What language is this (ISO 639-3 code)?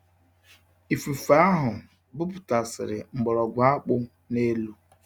ibo